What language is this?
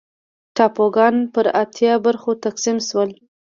Pashto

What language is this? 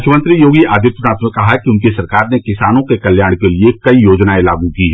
Hindi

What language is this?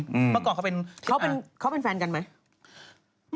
Thai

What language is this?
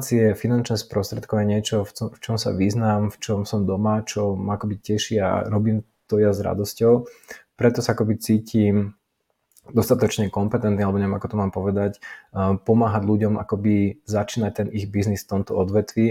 Slovak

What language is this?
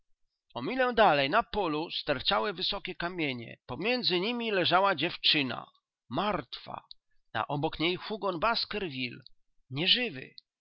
Polish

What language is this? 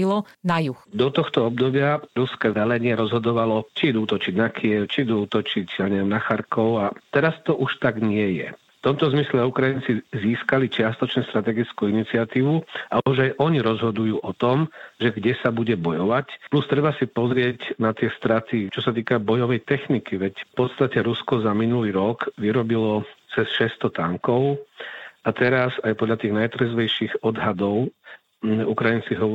Slovak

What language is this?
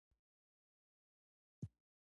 Pashto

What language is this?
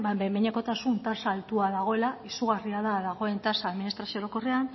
Basque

